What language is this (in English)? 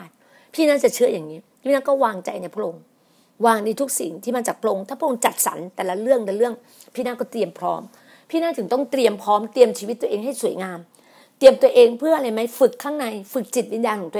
Thai